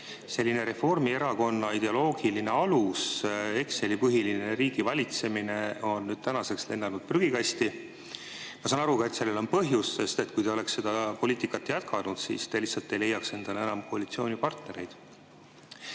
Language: Estonian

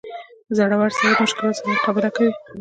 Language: Pashto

